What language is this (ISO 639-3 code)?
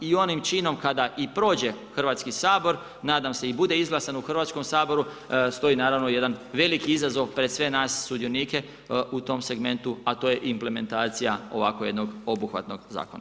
hrv